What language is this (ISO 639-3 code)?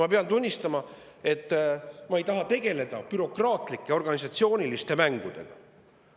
est